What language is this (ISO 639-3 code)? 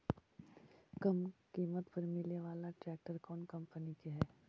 mag